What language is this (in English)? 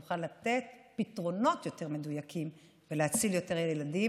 Hebrew